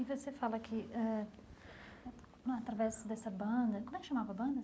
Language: Portuguese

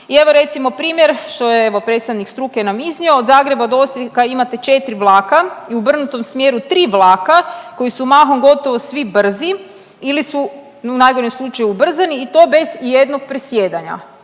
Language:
Croatian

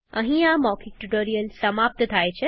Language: Gujarati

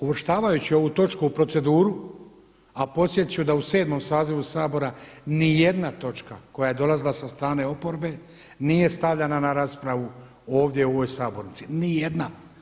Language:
Croatian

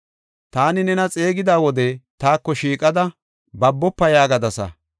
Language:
Gofa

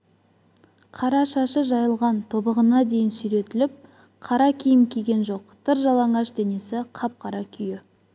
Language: Kazakh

